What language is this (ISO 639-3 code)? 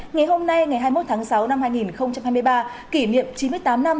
vie